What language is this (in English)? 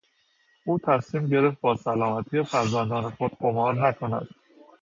Persian